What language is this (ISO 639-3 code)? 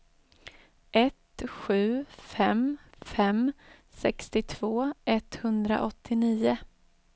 swe